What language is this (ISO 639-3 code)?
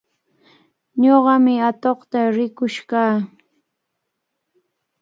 qvl